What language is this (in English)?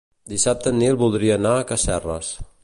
Catalan